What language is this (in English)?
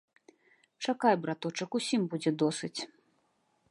Belarusian